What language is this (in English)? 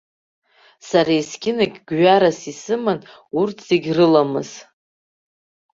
Abkhazian